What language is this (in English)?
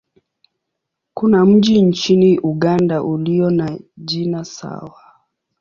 Swahili